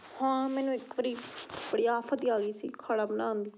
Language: Punjabi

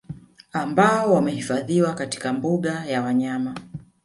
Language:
Swahili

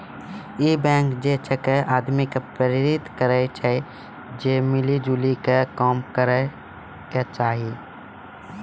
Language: Maithili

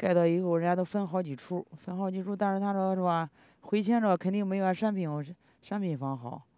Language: Chinese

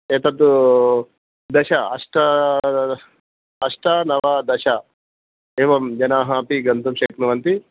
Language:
Sanskrit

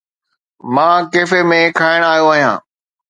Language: Sindhi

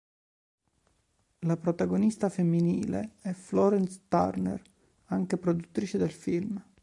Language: Italian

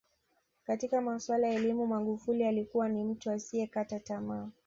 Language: Swahili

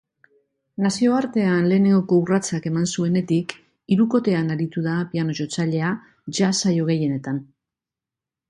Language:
Basque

